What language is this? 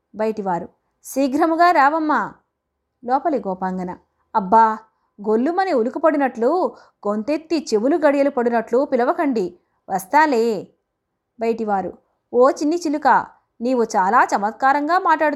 Telugu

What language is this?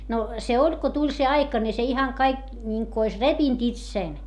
Finnish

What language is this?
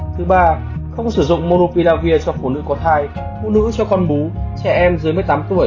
Vietnamese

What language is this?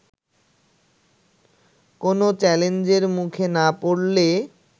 Bangla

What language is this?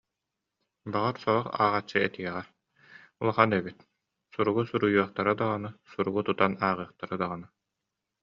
Yakut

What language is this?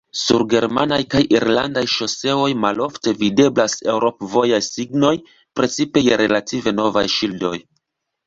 Esperanto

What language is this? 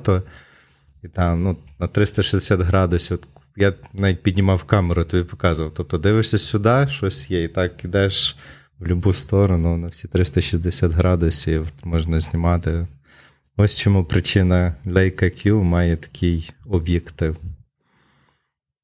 Ukrainian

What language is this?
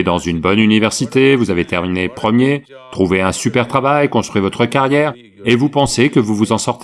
French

